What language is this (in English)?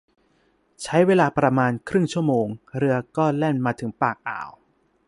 Thai